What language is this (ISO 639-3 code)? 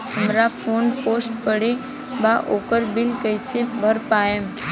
bho